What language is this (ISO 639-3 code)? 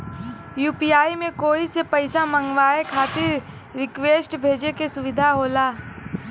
bho